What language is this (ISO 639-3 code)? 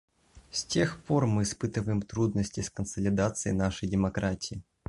rus